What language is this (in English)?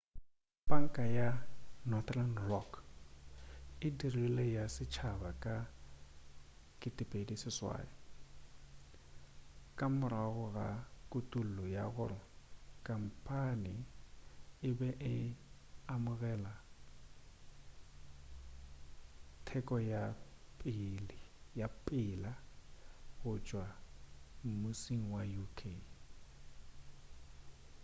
Northern Sotho